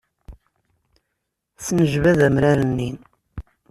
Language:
Kabyle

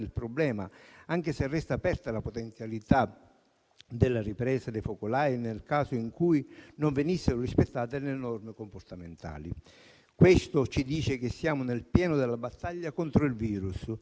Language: Italian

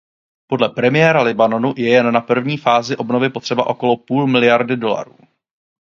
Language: Czech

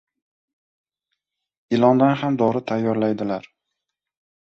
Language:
Uzbek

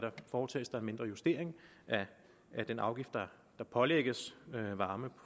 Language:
Danish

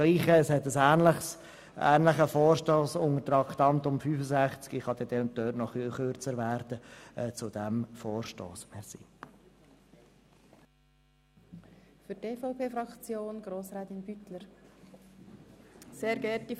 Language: Swiss German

